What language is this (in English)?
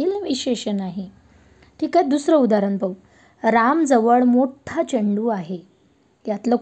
Marathi